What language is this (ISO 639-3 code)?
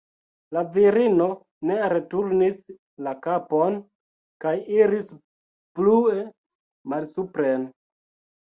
epo